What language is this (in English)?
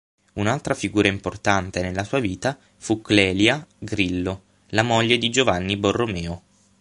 Italian